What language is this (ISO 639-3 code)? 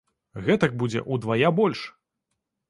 bel